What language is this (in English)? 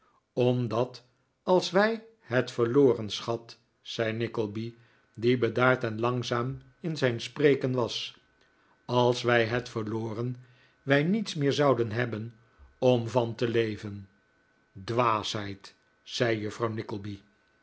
Dutch